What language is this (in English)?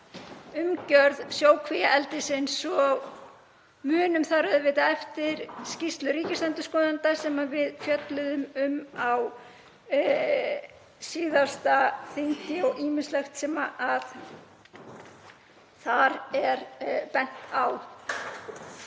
Icelandic